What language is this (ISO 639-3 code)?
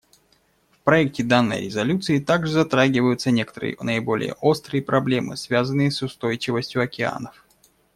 rus